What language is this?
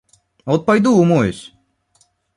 Russian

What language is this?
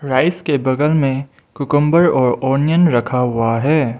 Hindi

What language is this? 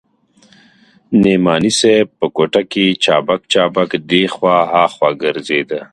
Pashto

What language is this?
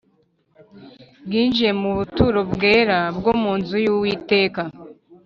Kinyarwanda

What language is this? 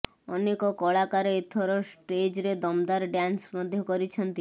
Odia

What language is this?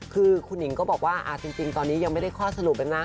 Thai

